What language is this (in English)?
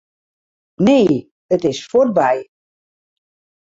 Western Frisian